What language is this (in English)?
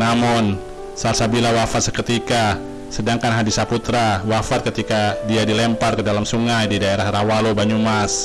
Indonesian